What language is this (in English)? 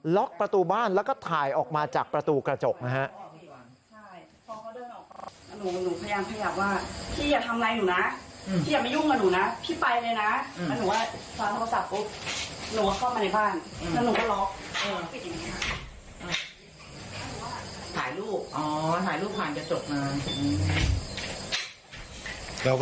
Thai